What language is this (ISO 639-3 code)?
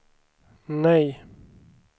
swe